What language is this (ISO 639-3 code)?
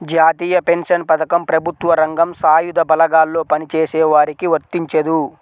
tel